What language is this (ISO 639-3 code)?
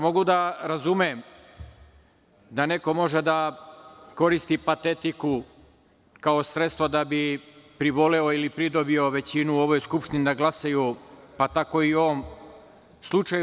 srp